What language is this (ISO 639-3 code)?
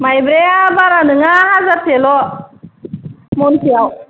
brx